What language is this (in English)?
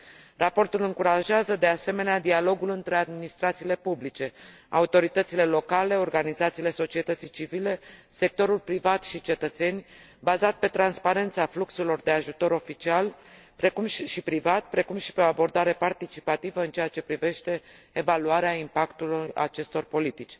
Romanian